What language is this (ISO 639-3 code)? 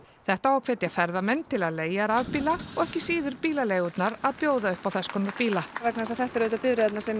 isl